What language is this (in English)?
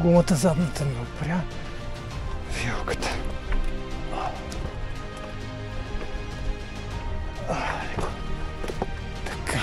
Bulgarian